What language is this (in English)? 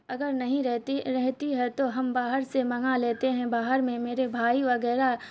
Urdu